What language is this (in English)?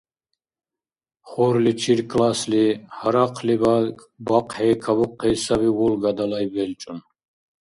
Dargwa